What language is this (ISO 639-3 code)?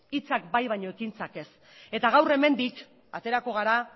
eus